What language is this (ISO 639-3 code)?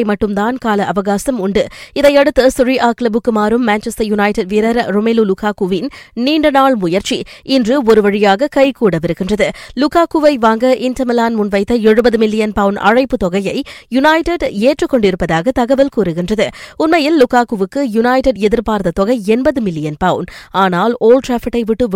tam